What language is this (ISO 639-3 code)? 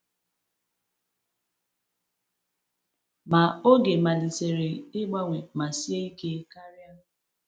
ibo